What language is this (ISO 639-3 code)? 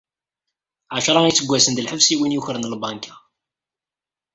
kab